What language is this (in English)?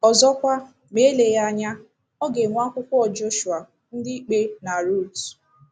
Igbo